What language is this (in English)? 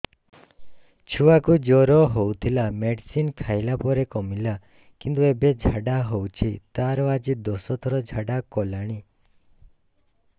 Odia